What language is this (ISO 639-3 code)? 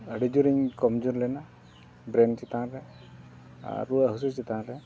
sat